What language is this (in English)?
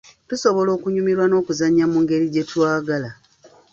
Ganda